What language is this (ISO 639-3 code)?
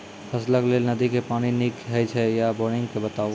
mai